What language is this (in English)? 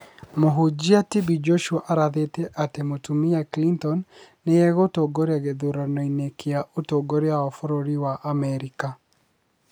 Kikuyu